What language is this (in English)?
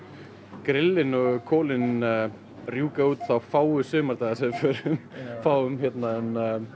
Icelandic